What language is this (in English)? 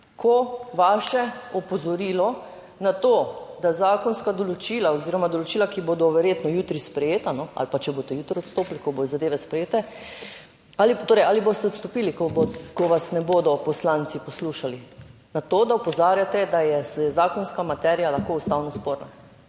Slovenian